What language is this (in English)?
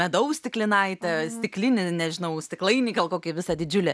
Lithuanian